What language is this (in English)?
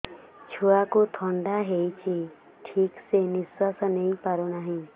Odia